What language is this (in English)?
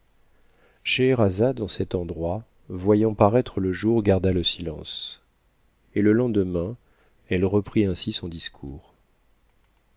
French